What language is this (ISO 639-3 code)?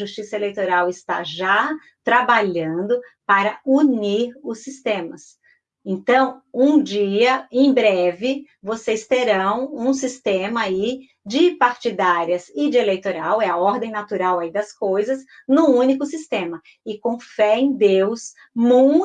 por